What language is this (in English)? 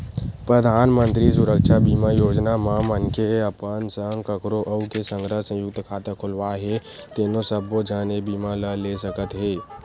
Chhattisgarhi